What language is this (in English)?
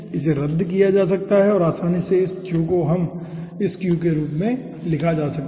Hindi